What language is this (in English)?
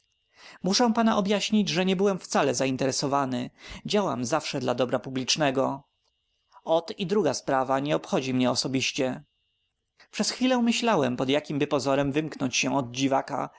Polish